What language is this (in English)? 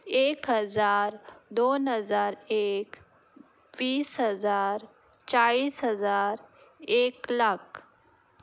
Konkani